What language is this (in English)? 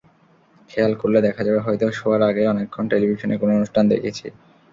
Bangla